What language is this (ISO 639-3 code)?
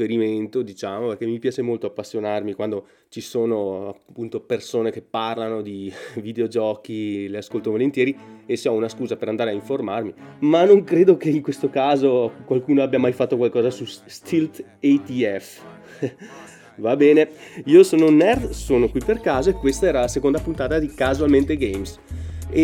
ita